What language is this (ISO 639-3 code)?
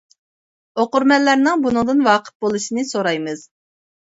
uig